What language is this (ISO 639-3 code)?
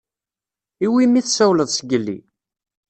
kab